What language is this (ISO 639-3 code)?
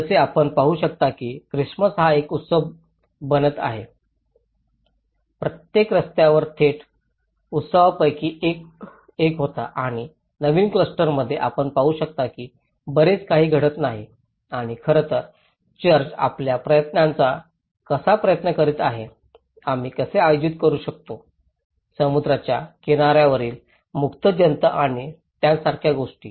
mar